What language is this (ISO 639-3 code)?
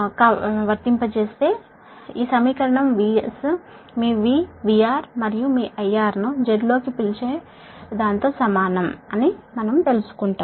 tel